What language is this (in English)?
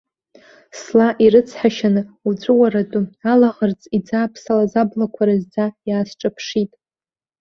Abkhazian